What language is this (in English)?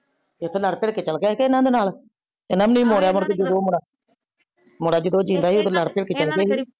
Punjabi